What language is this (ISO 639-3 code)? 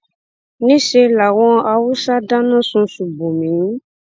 yor